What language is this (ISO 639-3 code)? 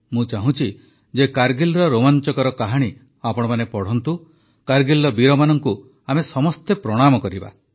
ori